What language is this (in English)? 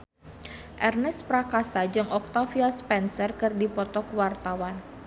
Sundanese